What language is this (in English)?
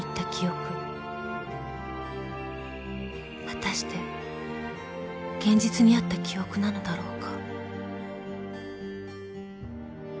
Japanese